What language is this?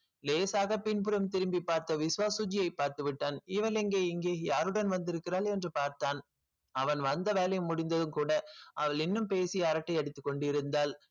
Tamil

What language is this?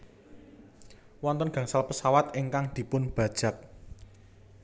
Javanese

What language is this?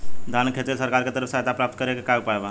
Bhojpuri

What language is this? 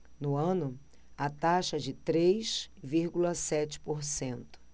Portuguese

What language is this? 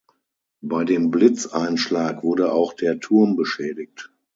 German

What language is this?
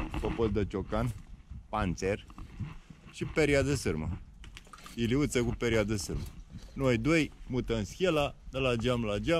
Romanian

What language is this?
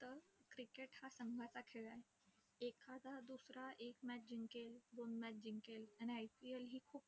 Marathi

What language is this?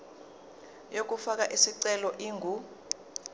Zulu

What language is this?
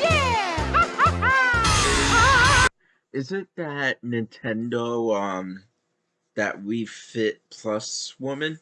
English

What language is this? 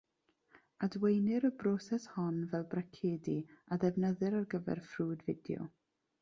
Welsh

